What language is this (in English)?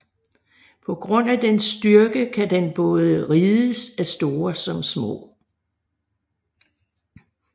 Danish